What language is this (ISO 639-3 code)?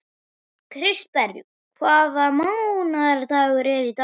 isl